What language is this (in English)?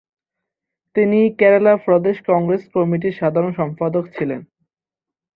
Bangla